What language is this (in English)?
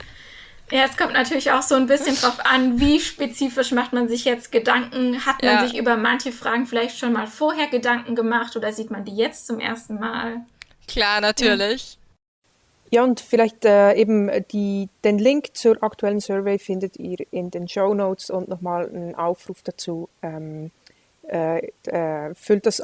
German